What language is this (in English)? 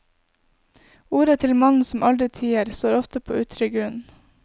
Norwegian